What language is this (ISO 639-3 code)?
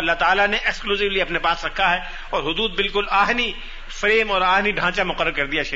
urd